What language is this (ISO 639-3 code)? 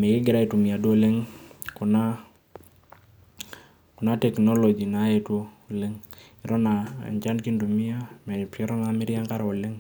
mas